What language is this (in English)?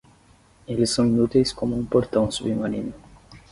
Portuguese